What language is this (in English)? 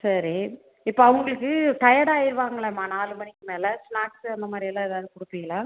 Tamil